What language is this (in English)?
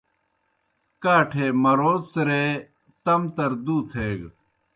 Kohistani Shina